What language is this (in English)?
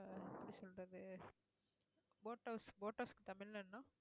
Tamil